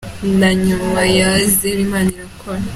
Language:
Kinyarwanda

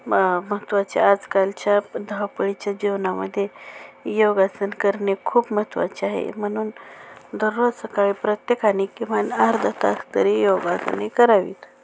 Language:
Marathi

